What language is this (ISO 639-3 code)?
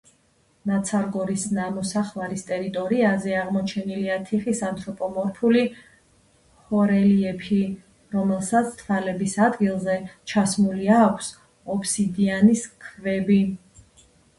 kat